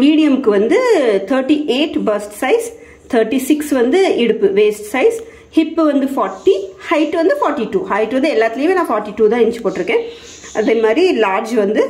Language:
Tamil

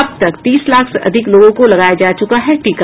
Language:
Hindi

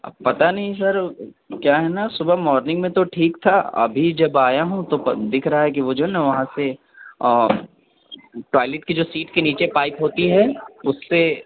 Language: Urdu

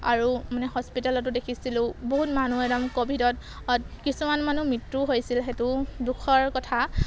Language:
Assamese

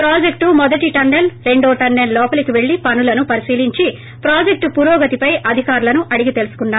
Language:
Telugu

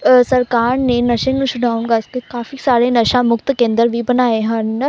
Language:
Punjabi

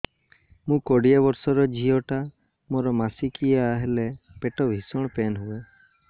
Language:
Odia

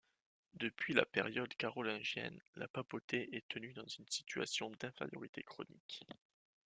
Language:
French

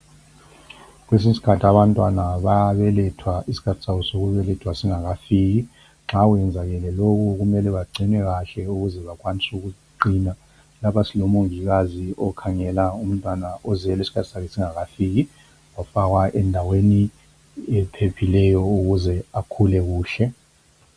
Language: North Ndebele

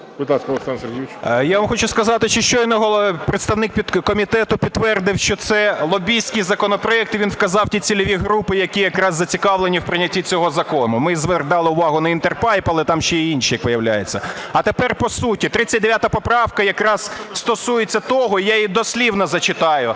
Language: Ukrainian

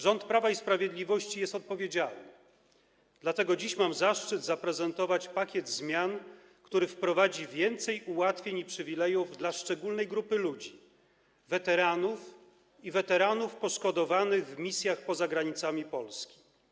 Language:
Polish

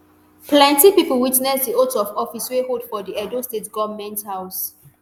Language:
Nigerian Pidgin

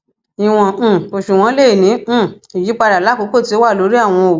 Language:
Yoruba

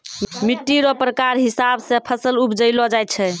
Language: Maithili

